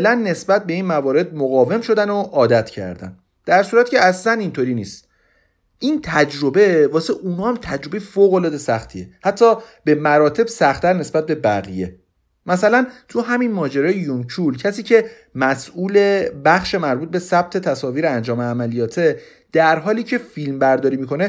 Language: Persian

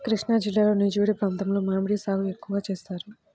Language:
Telugu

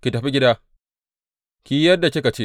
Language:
Hausa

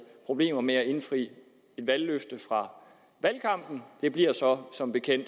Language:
Danish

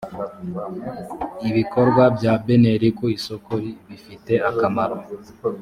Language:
Kinyarwanda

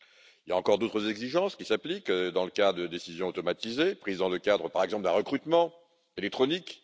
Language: French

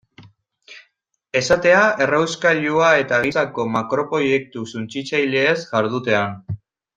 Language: Basque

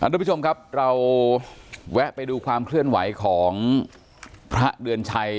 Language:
Thai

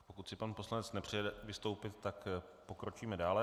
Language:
Czech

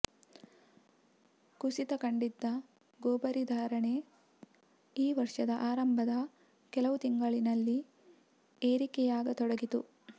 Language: Kannada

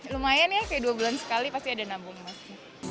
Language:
Indonesian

